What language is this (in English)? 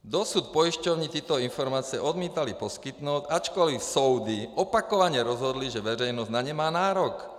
Czech